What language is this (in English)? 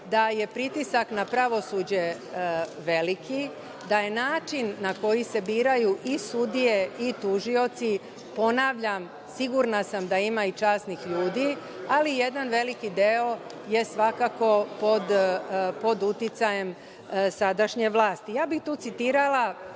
Serbian